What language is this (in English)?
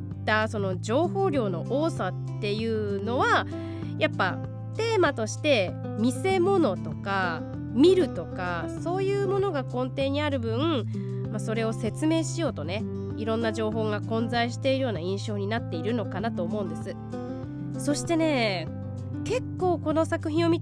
Japanese